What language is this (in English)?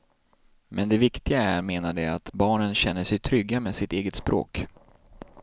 Swedish